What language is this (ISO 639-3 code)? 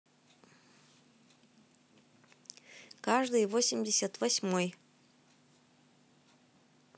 rus